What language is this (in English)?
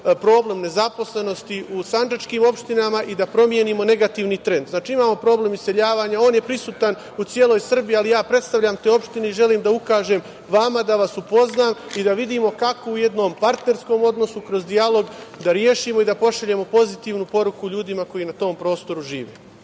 Serbian